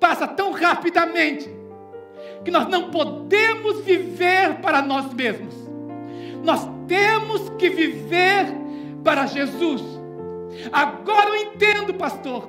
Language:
Portuguese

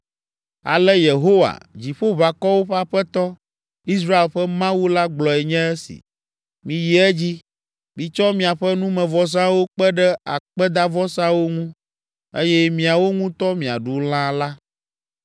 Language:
Ewe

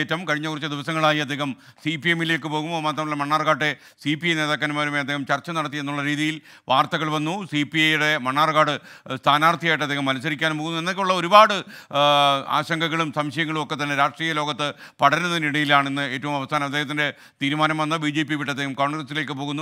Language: Malayalam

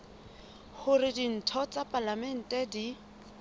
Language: Southern Sotho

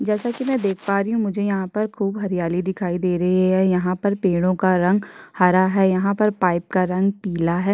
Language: Hindi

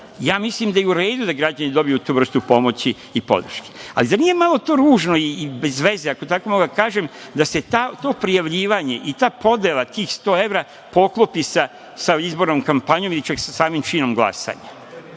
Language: Serbian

